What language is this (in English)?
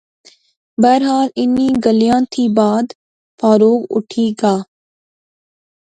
Pahari-Potwari